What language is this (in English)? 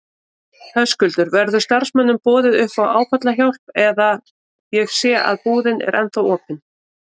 Icelandic